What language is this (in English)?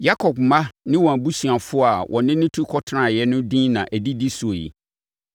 Akan